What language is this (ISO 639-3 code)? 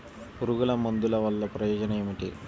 tel